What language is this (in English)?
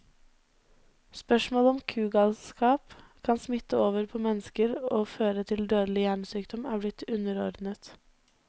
Norwegian